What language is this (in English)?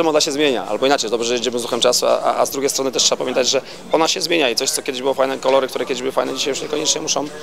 Polish